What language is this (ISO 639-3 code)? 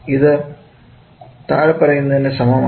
mal